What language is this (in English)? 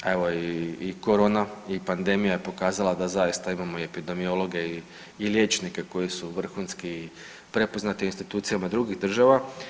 Croatian